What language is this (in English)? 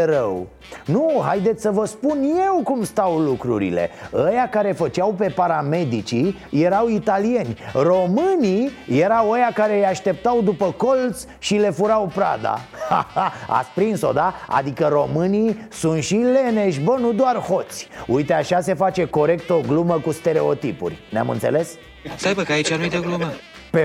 Romanian